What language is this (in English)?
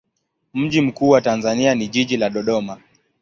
Swahili